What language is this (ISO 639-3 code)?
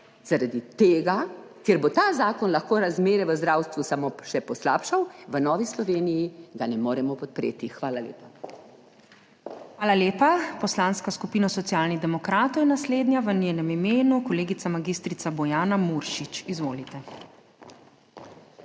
slv